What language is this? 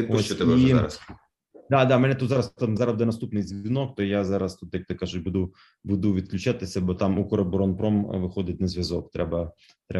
Ukrainian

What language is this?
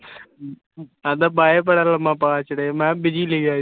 Punjabi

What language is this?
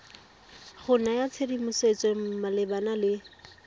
Tswana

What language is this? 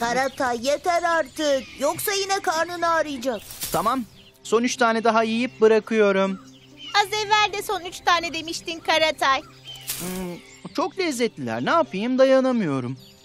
Turkish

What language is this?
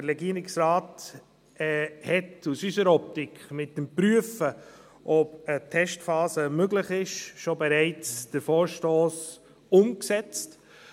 Swiss German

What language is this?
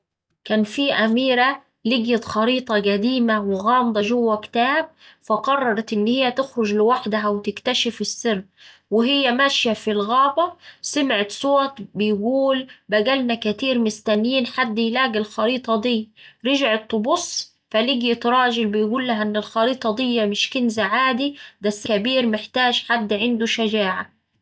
Saidi Arabic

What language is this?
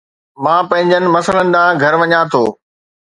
Sindhi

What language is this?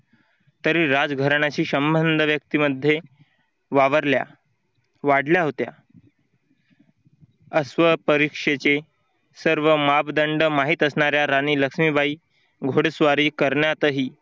Marathi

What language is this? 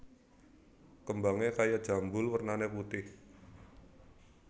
Javanese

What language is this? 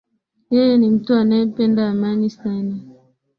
Swahili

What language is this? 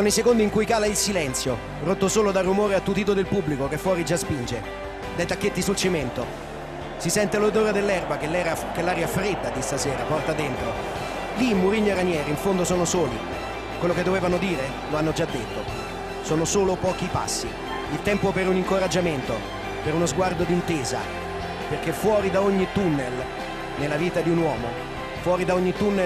Italian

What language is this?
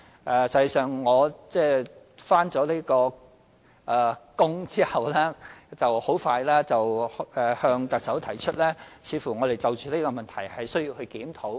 Cantonese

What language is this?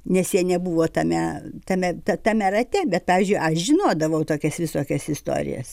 Lithuanian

